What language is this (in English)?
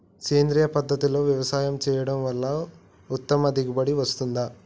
Telugu